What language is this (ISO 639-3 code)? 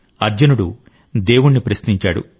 tel